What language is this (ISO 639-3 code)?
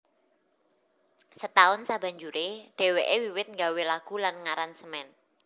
jav